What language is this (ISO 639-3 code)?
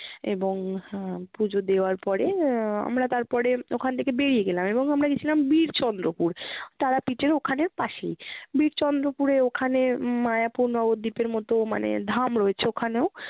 ben